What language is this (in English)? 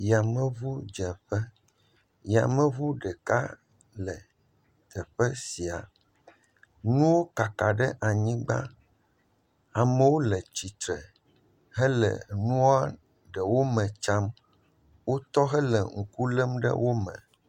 Ewe